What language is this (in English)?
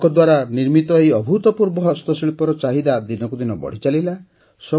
Odia